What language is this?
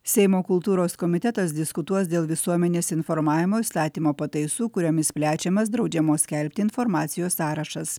Lithuanian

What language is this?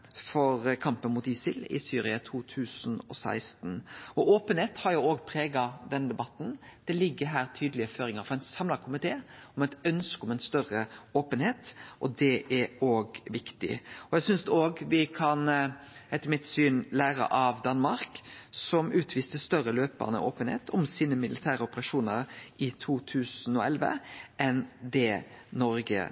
Norwegian Nynorsk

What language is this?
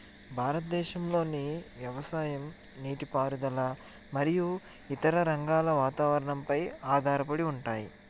Telugu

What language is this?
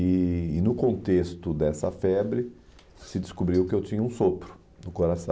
Portuguese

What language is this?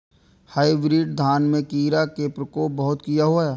Maithili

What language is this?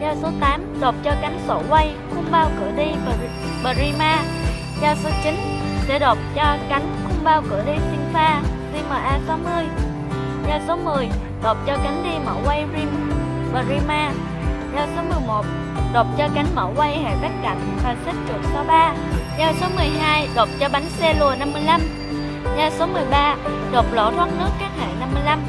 Vietnamese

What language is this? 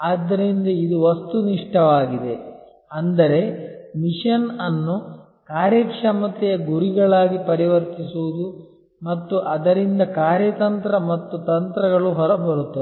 Kannada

